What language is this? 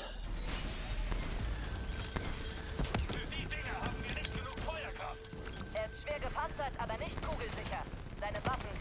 German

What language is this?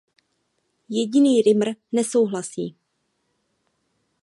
Czech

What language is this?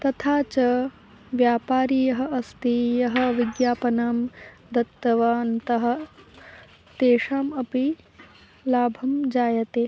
Sanskrit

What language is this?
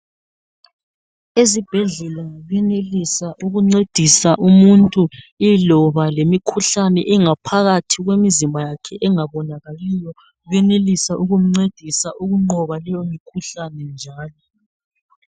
North Ndebele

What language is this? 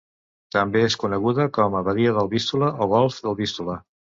Catalan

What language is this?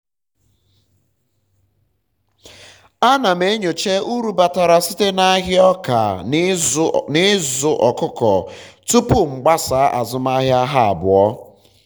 Igbo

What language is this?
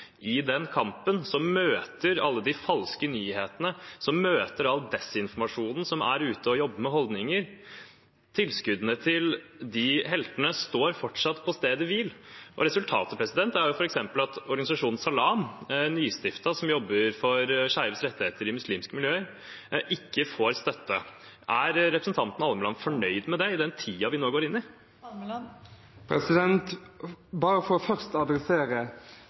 Norwegian Bokmål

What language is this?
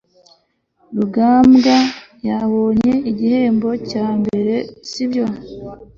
Kinyarwanda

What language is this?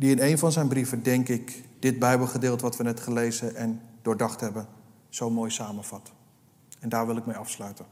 Dutch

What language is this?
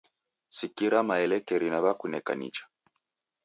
Taita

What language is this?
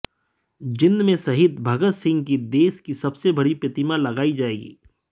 Hindi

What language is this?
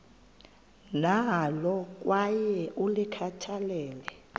Xhosa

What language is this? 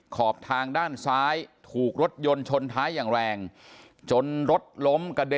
Thai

